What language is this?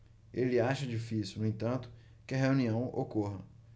Portuguese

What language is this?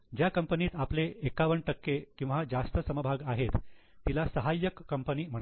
Marathi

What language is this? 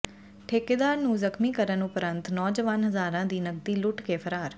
Punjabi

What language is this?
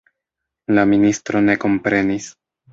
Esperanto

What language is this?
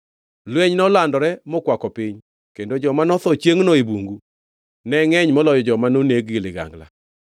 Luo (Kenya and Tanzania)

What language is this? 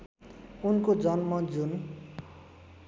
Nepali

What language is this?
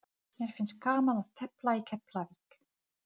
Icelandic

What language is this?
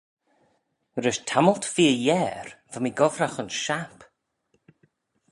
Manx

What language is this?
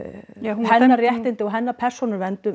Icelandic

